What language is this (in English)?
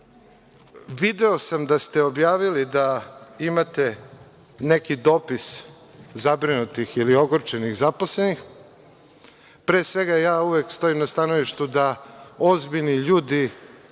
Serbian